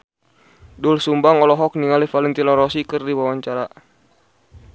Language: Sundanese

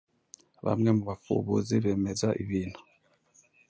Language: Kinyarwanda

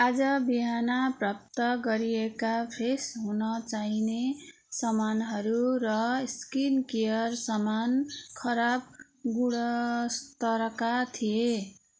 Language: Nepali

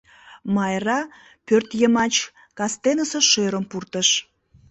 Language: Mari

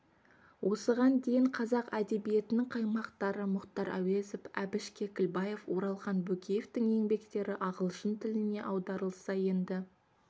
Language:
Kazakh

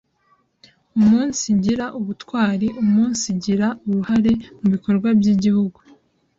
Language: Kinyarwanda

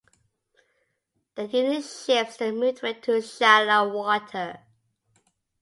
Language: English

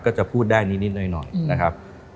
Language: Thai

